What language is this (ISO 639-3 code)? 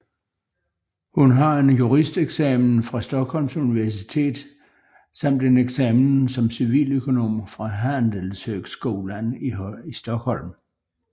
dan